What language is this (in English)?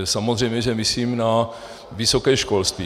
Czech